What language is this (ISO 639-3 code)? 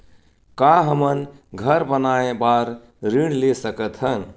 hne